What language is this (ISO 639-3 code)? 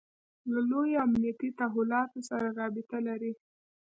pus